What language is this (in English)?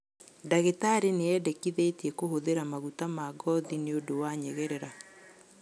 Kikuyu